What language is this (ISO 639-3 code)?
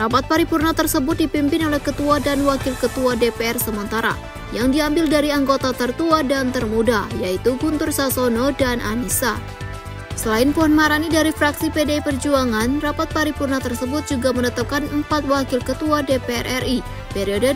ind